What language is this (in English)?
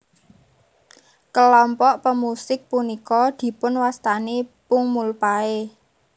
Javanese